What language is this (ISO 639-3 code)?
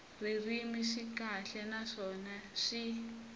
tso